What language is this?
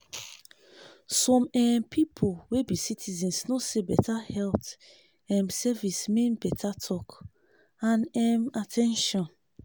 Nigerian Pidgin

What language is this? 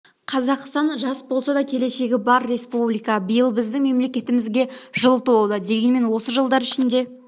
Kazakh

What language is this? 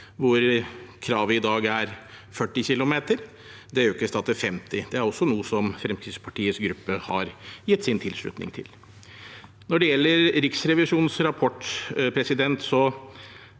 Norwegian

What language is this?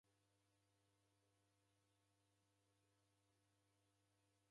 Taita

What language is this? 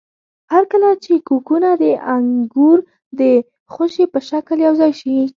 Pashto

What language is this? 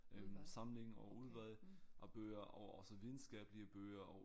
Danish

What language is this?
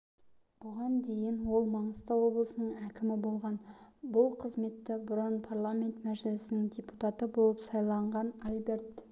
Kazakh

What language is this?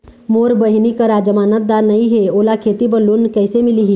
Chhattisgarhi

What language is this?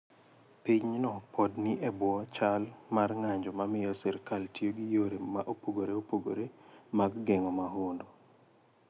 Luo (Kenya and Tanzania)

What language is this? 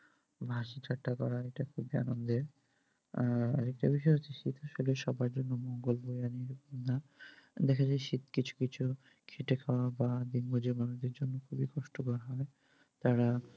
Bangla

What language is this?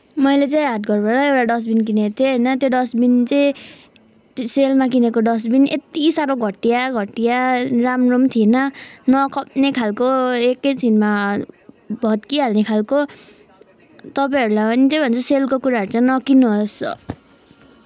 Nepali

